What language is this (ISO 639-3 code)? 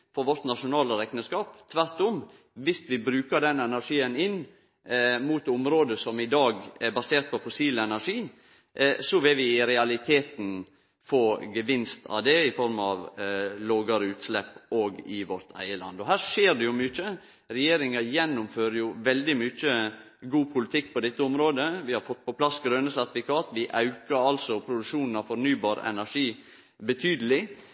nno